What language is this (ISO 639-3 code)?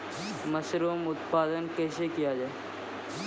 mai